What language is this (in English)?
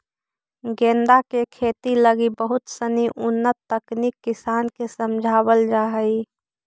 Magahi